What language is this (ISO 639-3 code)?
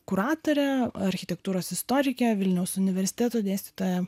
lit